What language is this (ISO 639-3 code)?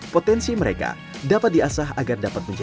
ind